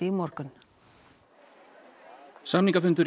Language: Icelandic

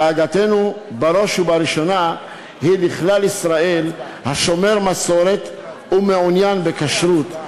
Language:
Hebrew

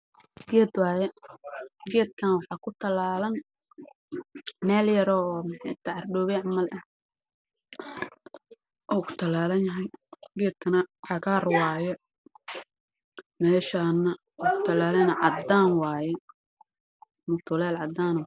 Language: Somali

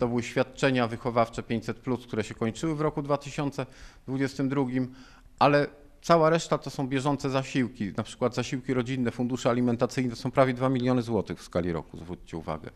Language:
Polish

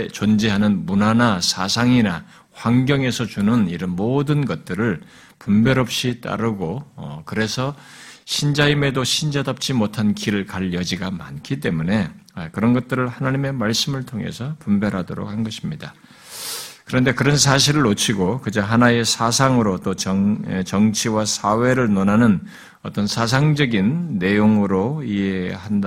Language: Korean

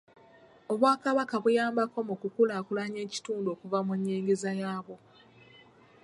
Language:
Ganda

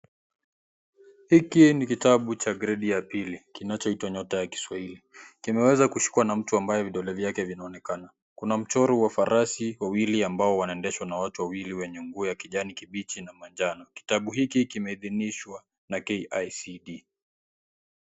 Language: Swahili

